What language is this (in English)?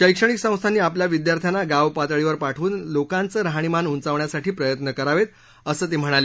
Marathi